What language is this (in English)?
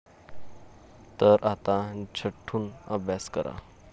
Marathi